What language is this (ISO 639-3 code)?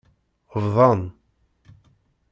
kab